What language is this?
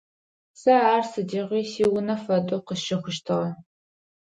Adyghe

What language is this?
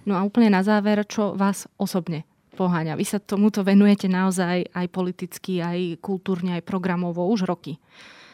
Slovak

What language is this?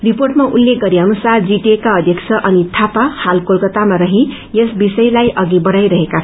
Nepali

